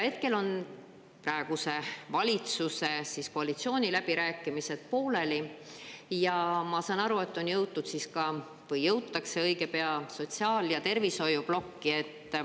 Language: Estonian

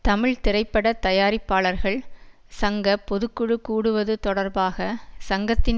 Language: Tamil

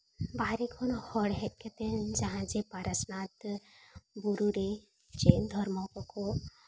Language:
Santali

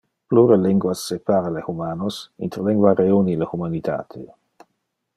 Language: Interlingua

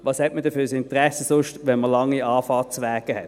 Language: Swiss German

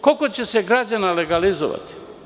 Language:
Serbian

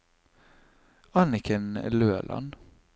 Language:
Norwegian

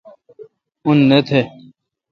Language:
Kalkoti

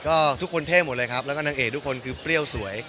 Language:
Thai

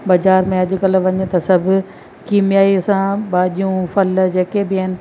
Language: Sindhi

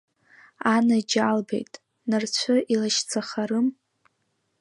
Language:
Abkhazian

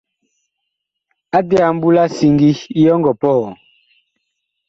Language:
Bakoko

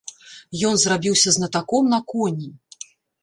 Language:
Belarusian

